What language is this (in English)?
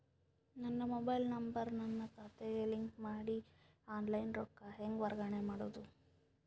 Kannada